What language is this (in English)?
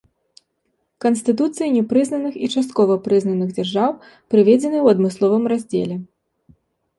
Belarusian